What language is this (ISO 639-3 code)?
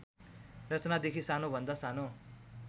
nep